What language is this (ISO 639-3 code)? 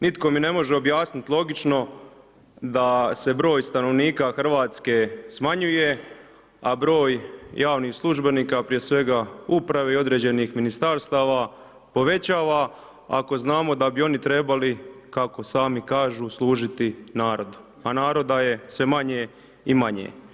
hrv